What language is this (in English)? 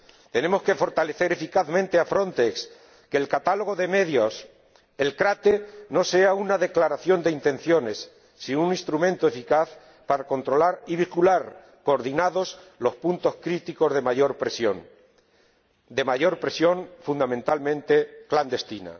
Spanish